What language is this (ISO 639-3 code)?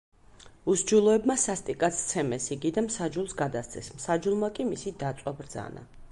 kat